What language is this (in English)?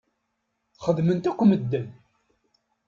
Kabyle